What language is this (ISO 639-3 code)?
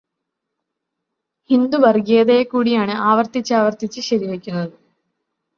mal